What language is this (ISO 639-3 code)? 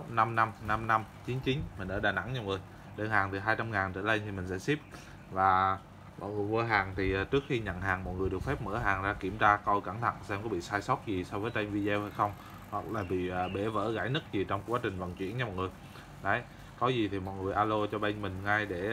vie